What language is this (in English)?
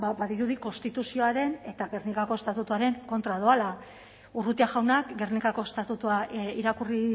Basque